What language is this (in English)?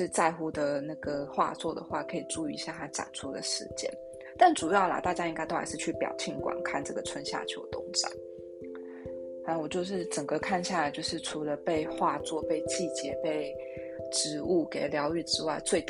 Chinese